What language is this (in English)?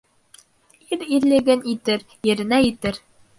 Bashkir